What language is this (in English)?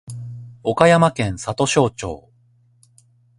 Japanese